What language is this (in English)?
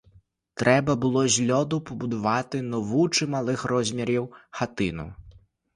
Ukrainian